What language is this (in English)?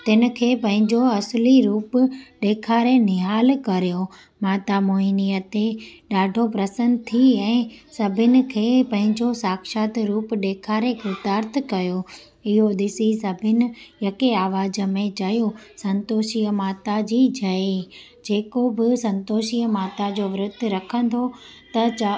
Sindhi